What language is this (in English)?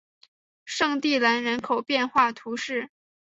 Chinese